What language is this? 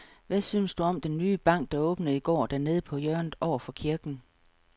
Danish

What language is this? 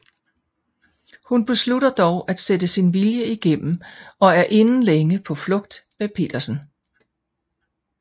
Danish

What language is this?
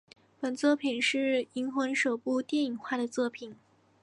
Chinese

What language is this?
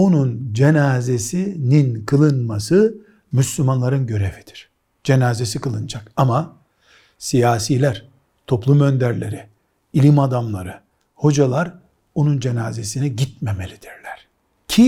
Turkish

